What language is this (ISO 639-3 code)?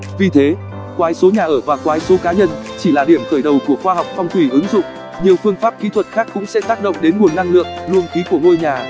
vie